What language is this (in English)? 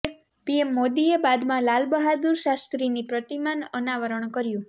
Gujarati